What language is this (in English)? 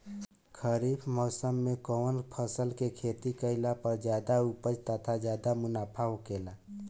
Bhojpuri